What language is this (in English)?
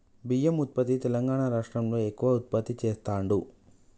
Telugu